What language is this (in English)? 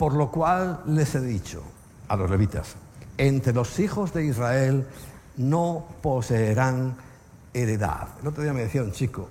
Spanish